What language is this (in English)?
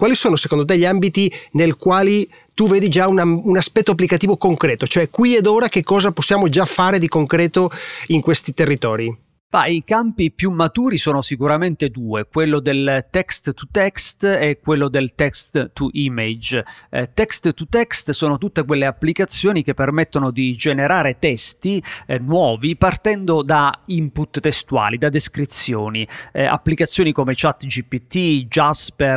Italian